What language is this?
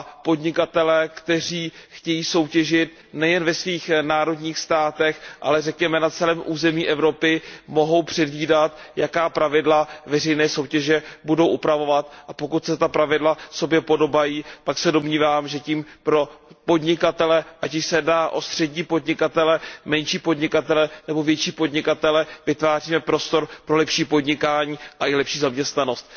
Czech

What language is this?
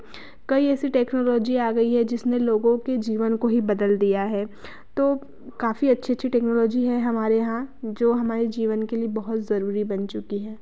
Hindi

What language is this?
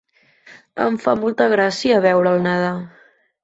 Catalan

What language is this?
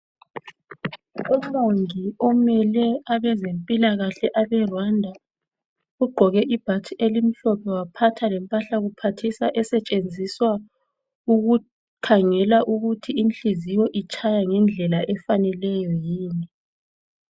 North Ndebele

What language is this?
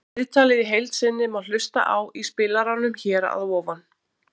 Icelandic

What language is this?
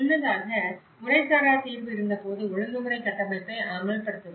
Tamil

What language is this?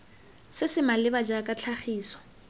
Tswana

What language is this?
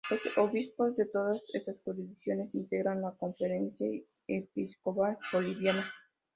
Spanish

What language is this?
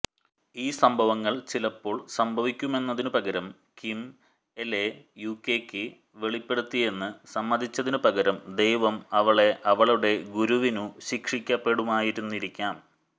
Malayalam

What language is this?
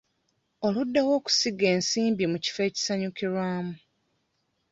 Ganda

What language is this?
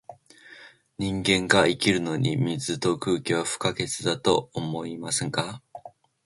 Japanese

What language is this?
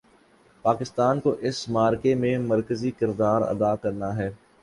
Urdu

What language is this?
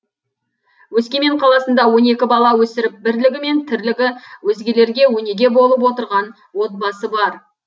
Kazakh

